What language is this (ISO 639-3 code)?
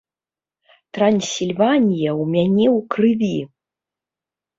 bel